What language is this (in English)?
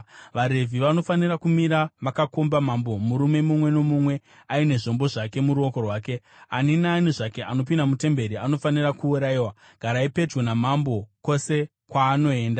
Shona